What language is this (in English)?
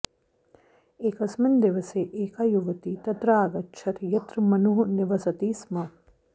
Sanskrit